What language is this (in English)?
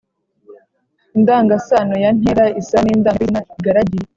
Kinyarwanda